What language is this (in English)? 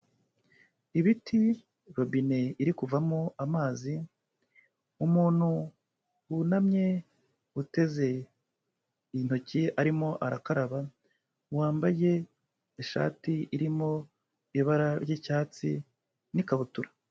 Kinyarwanda